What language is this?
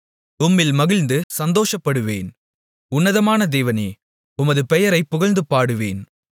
Tamil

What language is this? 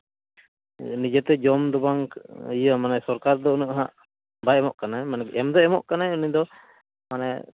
Santali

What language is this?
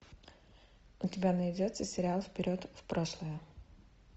Russian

